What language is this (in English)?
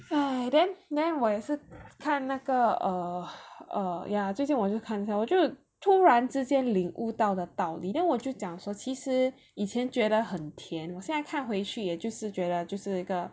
English